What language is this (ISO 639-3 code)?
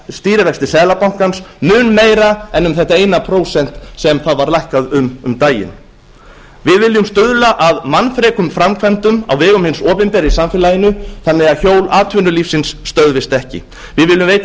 isl